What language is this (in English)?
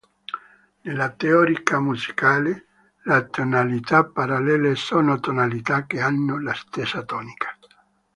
Italian